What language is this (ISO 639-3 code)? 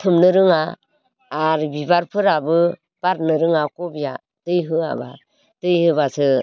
brx